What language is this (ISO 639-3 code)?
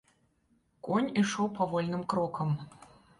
bel